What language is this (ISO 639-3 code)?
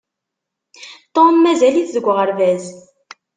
kab